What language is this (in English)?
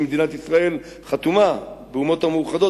Hebrew